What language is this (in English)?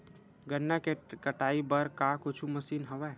Chhattisgarhi